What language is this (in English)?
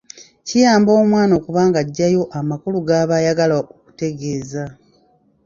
Ganda